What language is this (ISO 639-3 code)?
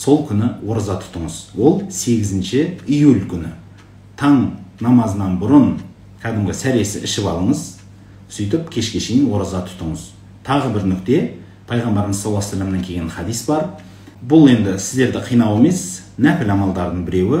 tur